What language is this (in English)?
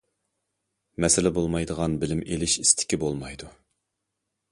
Uyghur